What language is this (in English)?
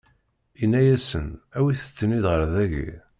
Kabyle